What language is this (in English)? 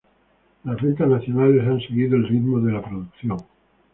Spanish